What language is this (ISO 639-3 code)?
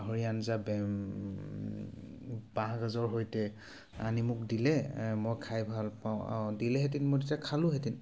asm